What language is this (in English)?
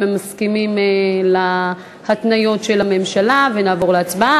Hebrew